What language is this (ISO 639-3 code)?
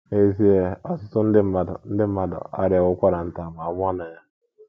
ibo